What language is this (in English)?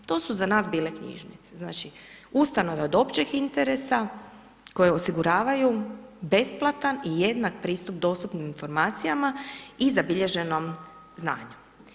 Croatian